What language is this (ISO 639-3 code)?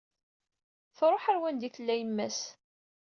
kab